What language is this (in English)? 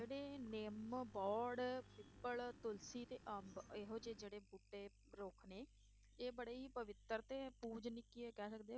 Punjabi